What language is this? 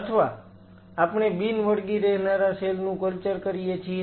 Gujarati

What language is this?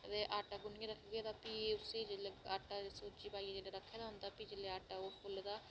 Dogri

